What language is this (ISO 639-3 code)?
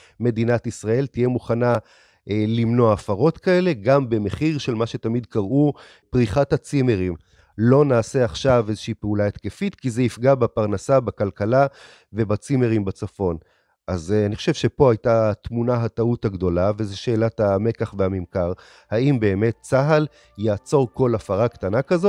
heb